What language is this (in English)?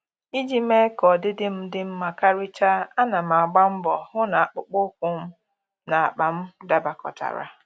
Igbo